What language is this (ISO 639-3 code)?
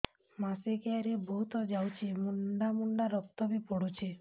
ori